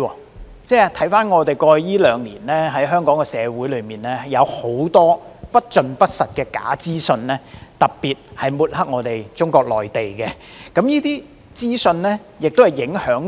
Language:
Cantonese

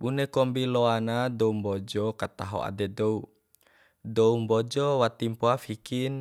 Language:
Bima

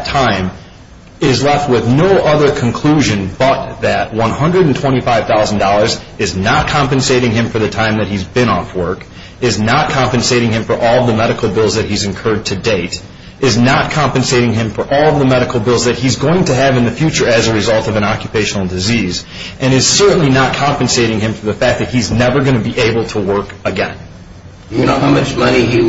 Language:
English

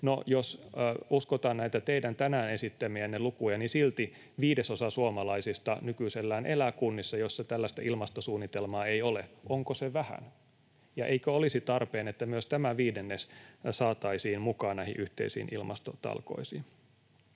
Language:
Finnish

